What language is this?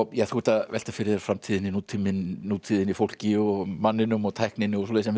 Icelandic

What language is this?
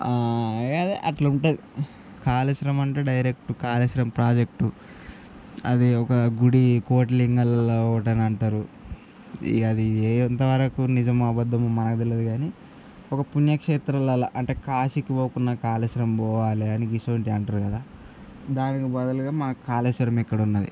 Telugu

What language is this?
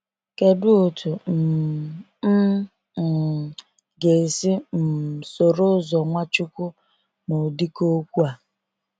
Igbo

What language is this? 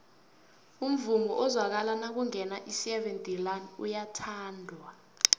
South Ndebele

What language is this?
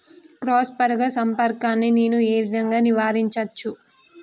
Telugu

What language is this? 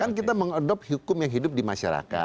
Indonesian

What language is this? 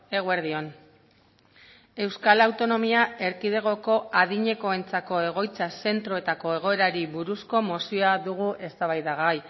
Basque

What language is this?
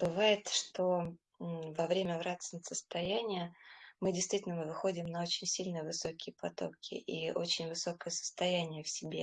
Russian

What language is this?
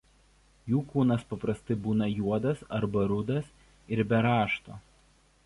Lithuanian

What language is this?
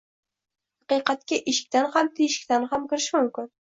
Uzbek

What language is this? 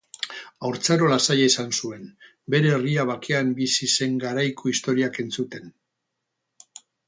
Basque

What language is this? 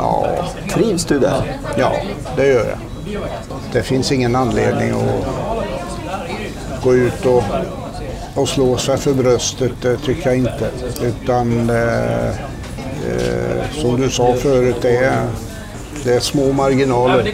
Swedish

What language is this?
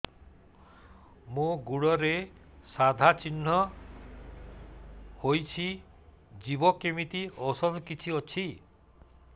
Odia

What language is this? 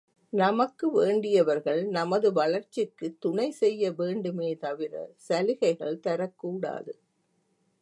Tamil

